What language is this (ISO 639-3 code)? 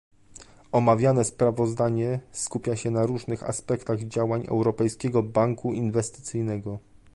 pol